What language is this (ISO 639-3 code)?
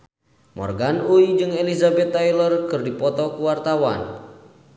sun